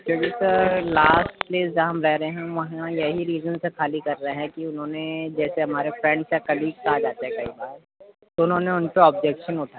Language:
Urdu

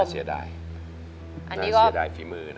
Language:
Thai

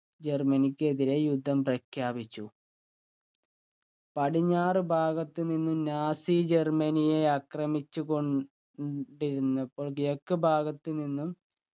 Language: Malayalam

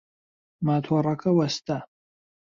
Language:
Central Kurdish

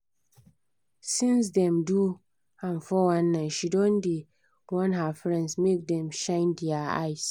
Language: Nigerian Pidgin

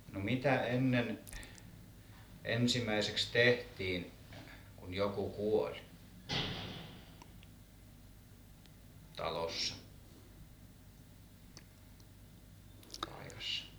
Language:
Finnish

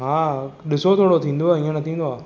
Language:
Sindhi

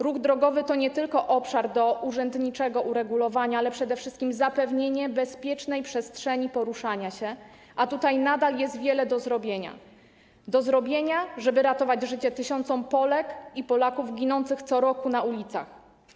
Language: Polish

